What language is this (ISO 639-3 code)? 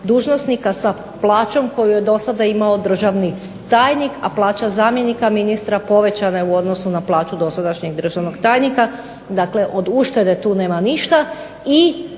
hrv